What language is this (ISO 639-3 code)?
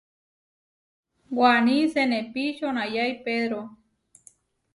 var